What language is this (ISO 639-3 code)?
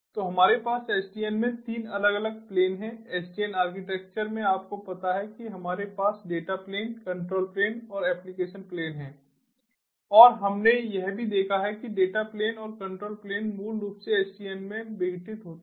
hin